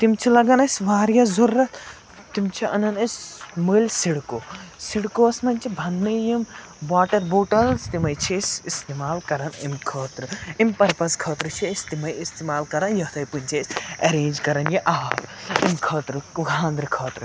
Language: Kashmiri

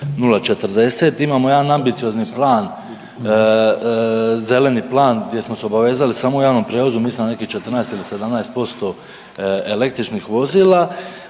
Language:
Croatian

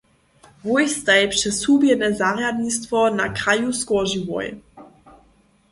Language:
Upper Sorbian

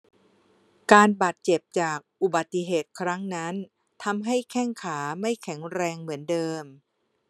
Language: Thai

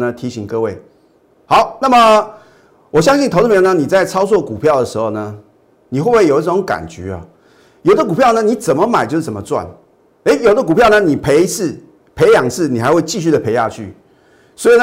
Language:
Chinese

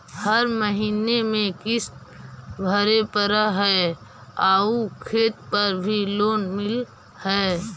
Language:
Magahi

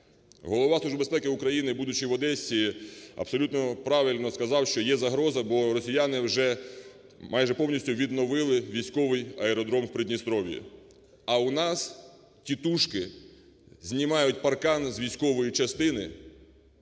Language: Ukrainian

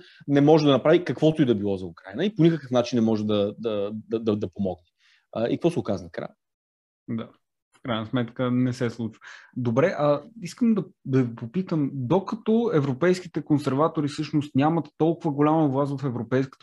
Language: Bulgarian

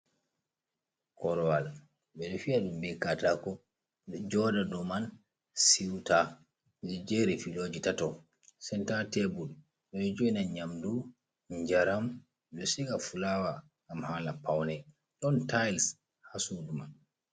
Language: Fula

